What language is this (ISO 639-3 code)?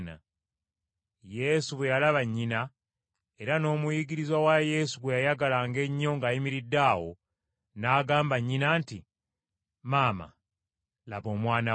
lug